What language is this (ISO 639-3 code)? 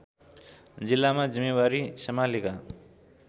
nep